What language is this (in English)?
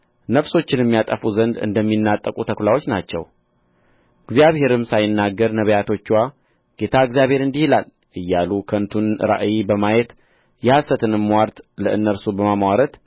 Amharic